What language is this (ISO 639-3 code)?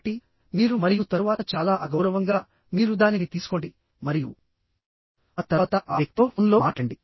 tel